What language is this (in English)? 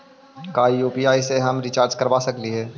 Magahi